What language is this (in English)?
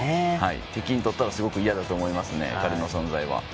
Japanese